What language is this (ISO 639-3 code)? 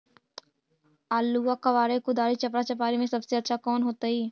mag